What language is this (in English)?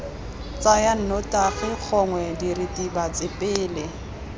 Tswana